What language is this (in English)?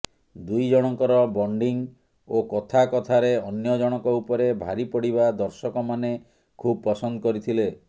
Odia